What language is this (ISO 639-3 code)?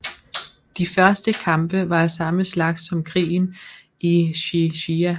dan